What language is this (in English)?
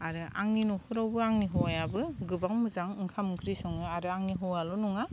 Bodo